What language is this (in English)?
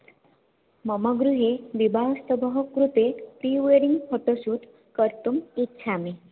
Sanskrit